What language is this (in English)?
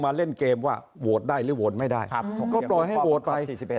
Thai